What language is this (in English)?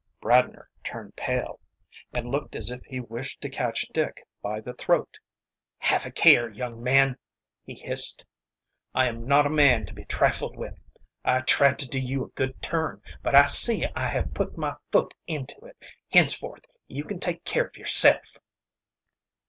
English